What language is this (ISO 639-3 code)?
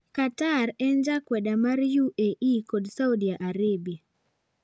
luo